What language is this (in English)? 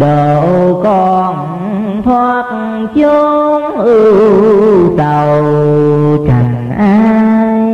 Vietnamese